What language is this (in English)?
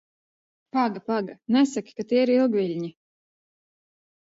Latvian